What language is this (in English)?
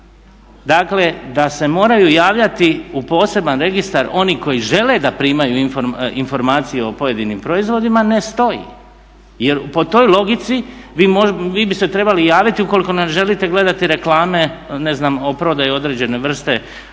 Croatian